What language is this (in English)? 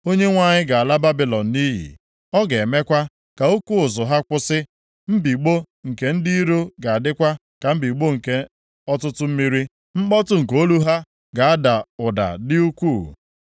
Igbo